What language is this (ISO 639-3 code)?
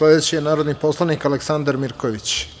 srp